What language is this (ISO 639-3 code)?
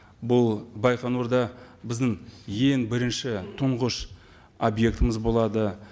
kaz